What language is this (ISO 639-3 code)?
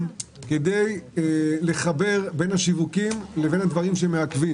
heb